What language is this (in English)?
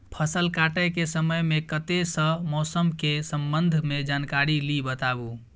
Maithili